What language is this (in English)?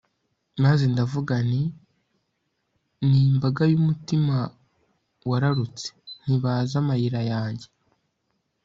Kinyarwanda